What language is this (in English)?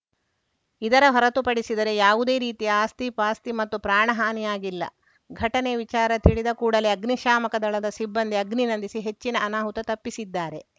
Kannada